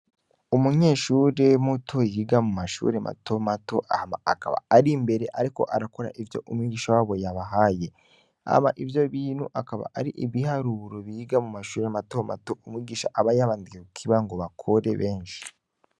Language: Rundi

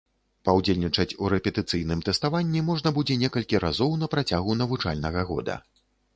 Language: Belarusian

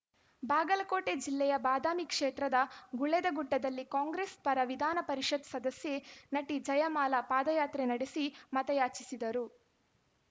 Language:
Kannada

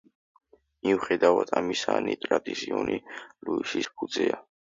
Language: Georgian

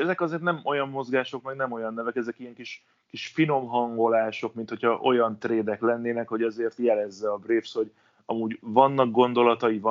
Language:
Hungarian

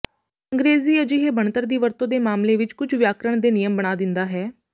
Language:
Punjabi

